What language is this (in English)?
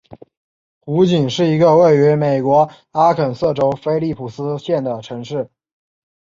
Chinese